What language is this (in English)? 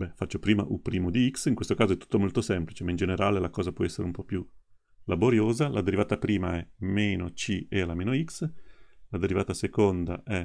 Italian